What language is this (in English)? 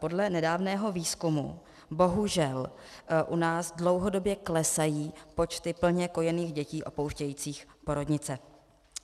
Czech